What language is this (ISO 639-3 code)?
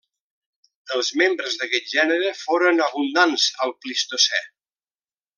cat